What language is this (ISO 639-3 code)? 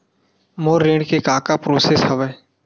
hne